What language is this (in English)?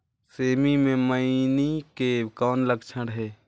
Chhattisgarhi